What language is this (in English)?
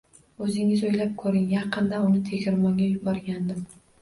Uzbek